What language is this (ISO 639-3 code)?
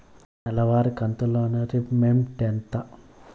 tel